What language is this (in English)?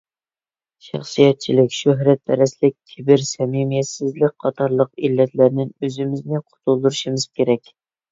Uyghur